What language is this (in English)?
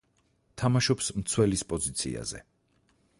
Georgian